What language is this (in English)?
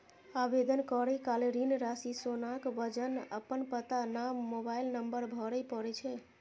Maithili